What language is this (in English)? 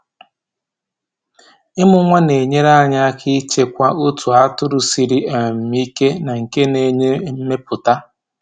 Igbo